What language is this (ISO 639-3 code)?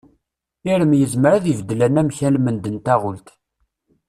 kab